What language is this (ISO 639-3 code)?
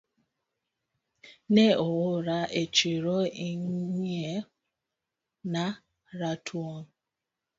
luo